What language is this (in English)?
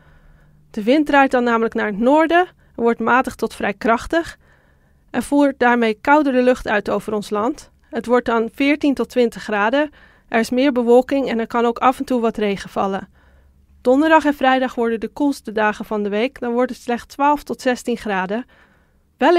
Dutch